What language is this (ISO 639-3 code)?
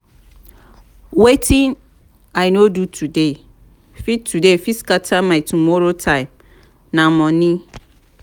pcm